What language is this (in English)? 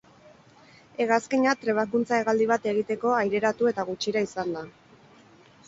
Basque